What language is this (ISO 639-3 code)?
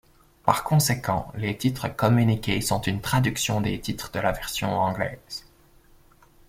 fra